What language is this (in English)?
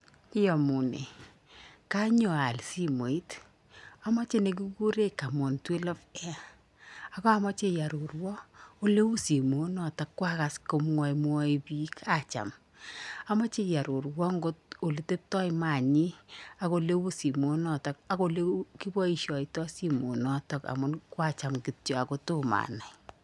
Kalenjin